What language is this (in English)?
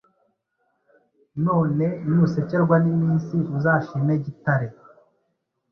Kinyarwanda